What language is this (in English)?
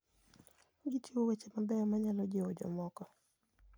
Luo (Kenya and Tanzania)